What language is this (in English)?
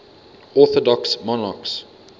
English